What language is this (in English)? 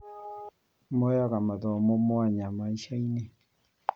Kikuyu